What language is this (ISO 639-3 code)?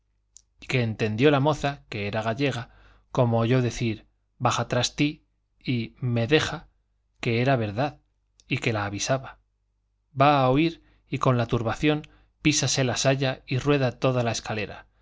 spa